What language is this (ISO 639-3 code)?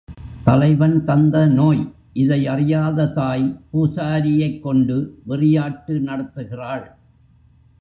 tam